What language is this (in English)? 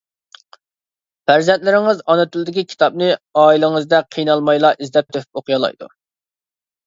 Uyghur